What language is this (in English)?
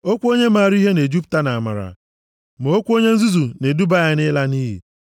Igbo